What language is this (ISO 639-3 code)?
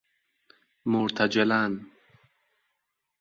fas